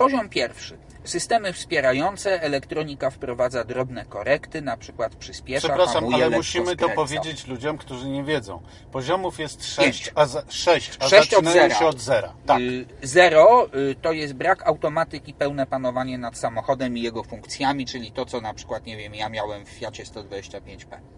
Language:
Polish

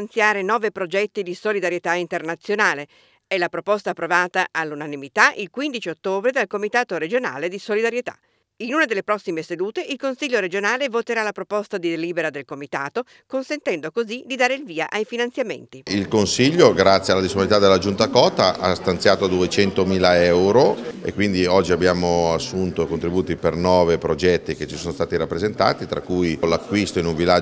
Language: Italian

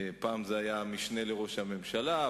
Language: Hebrew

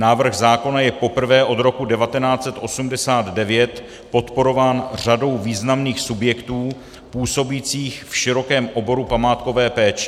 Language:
Czech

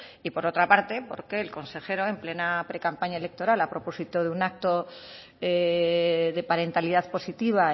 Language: Spanish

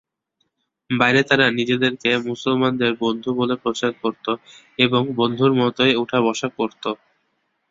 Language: Bangla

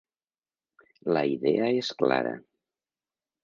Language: Catalan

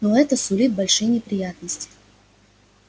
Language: Russian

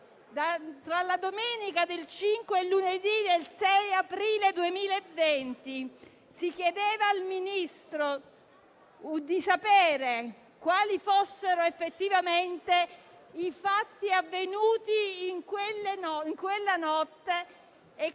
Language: Italian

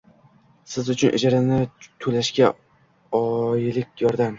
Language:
Uzbek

